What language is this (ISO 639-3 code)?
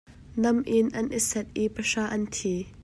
cnh